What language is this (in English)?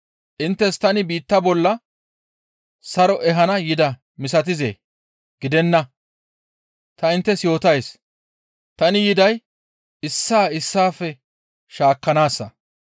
Gamo